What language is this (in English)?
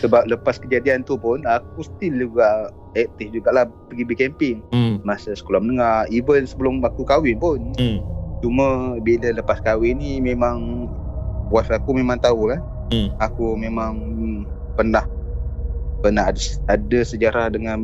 Malay